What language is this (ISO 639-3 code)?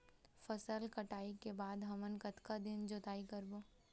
hne